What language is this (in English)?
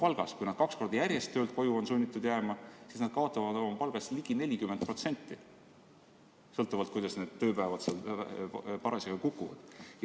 Estonian